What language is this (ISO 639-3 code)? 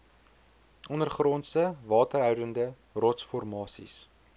afr